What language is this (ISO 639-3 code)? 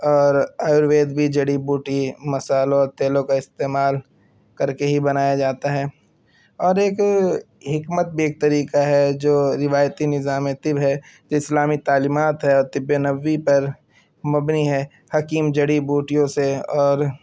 urd